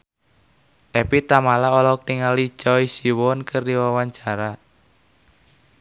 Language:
Sundanese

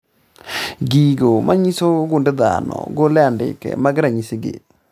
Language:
Luo (Kenya and Tanzania)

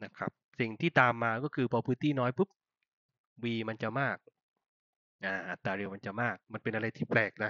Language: Thai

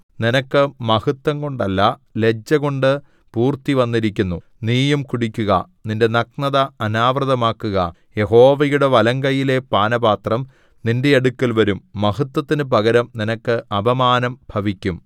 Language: Malayalam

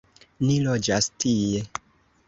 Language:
Esperanto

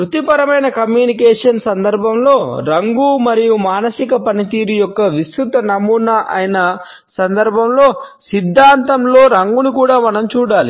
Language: Telugu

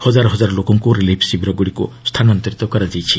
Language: Odia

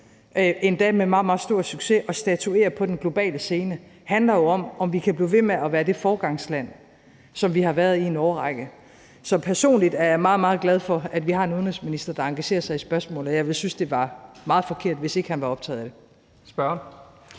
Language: Danish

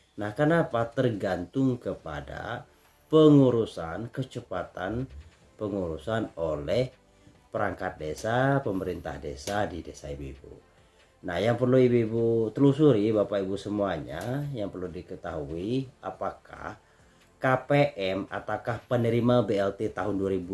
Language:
Indonesian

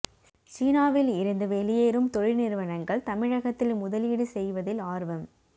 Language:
Tamil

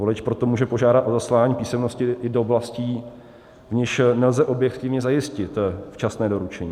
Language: Czech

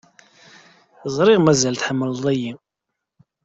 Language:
Kabyle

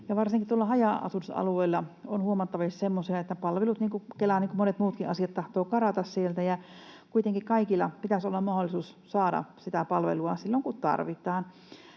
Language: Finnish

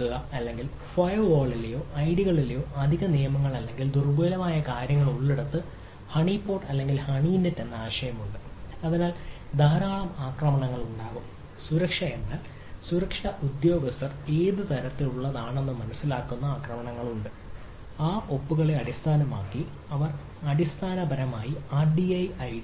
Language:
Malayalam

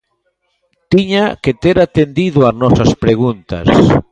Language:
Galician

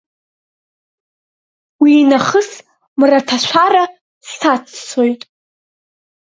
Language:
Abkhazian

